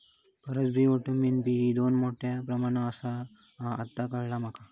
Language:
Marathi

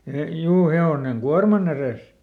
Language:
Finnish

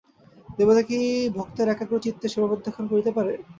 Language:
Bangla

